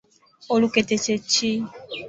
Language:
Ganda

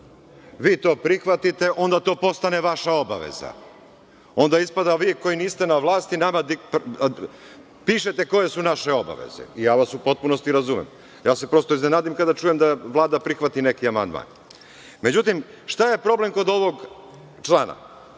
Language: Serbian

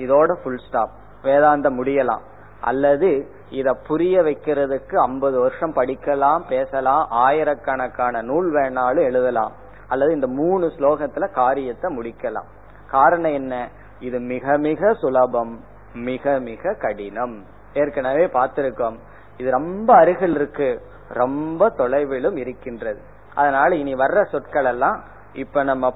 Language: Tamil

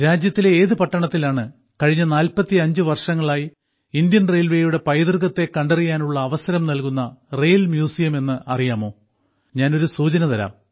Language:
Malayalam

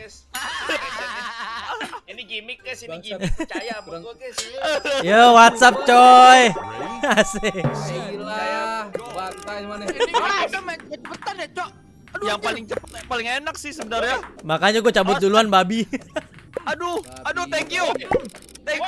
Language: Indonesian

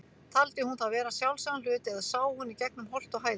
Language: Icelandic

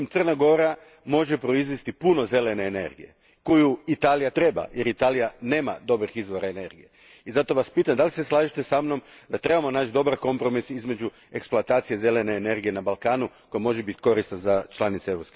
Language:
Croatian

